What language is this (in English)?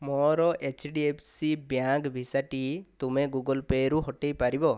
Odia